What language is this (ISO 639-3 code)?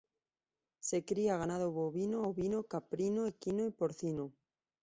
spa